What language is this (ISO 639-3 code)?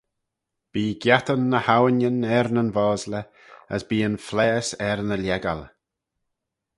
glv